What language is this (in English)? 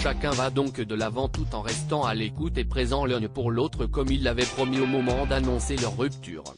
French